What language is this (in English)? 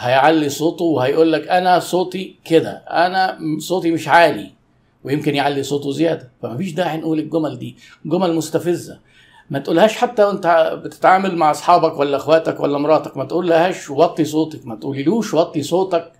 Arabic